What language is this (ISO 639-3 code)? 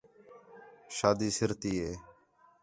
xhe